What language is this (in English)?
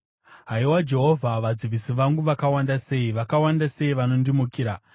Shona